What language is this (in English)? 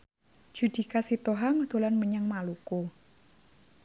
Javanese